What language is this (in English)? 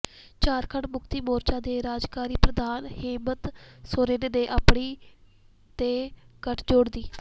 Punjabi